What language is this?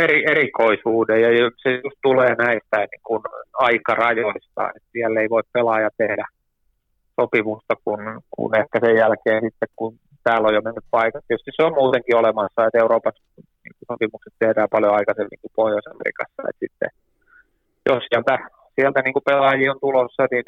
Finnish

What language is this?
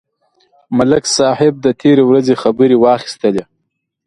Pashto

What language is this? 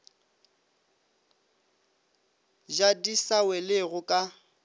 Northern Sotho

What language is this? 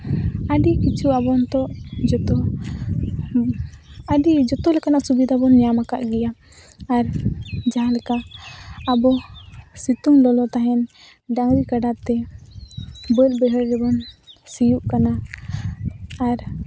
Santali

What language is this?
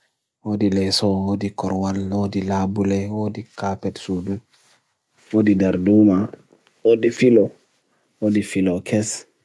Bagirmi Fulfulde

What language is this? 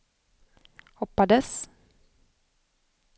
Swedish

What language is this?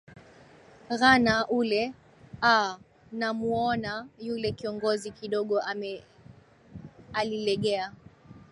Swahili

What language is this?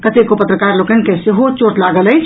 Maithili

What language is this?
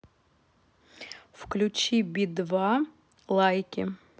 Russian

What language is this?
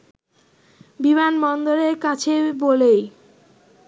Bangla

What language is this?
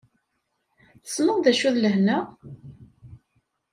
Kabyle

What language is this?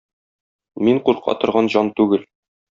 Tatar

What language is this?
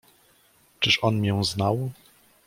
Polish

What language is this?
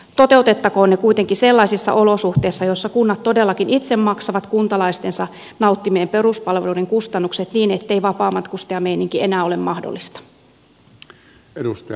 Finnish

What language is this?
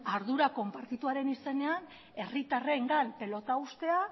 Basque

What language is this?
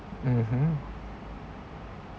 English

